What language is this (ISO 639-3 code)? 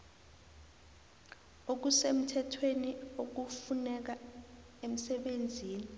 nbl